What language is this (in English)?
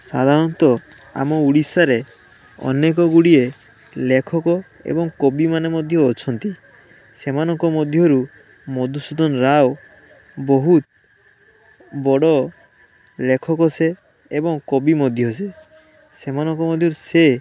Odia